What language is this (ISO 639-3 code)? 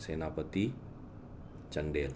mni